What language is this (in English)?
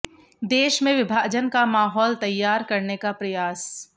Hindi